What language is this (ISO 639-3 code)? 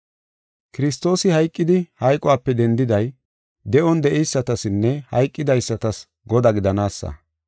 gof